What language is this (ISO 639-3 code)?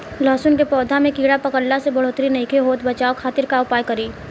bho